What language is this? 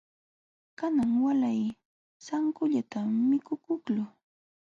Jauja Wanca Quechua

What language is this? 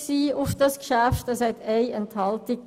Swiss German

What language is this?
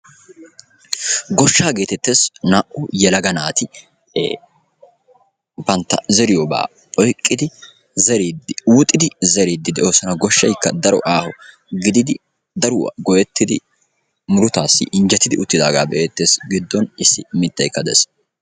Wolaytta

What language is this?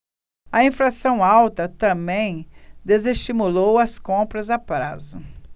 Portuguese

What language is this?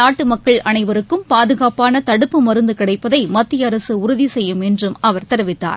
Tamil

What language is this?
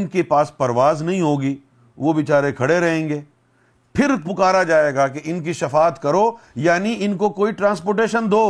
Urdu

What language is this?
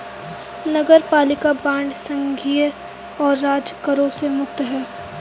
Hindi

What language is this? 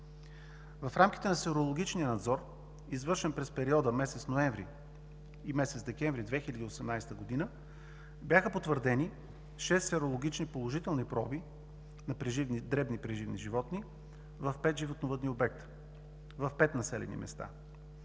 Bulgarian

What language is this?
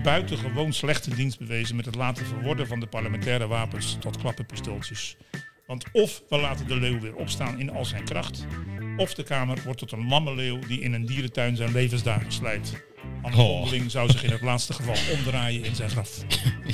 Dutch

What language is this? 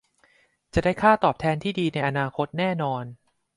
Thai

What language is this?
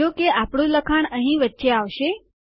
Gujarati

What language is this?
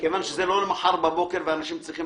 Hebrew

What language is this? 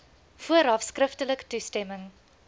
Afrikaans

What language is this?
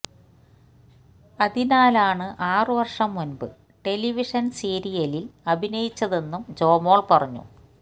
Malayalam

